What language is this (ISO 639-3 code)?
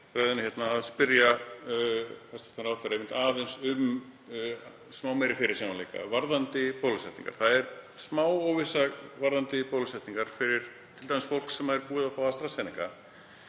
isl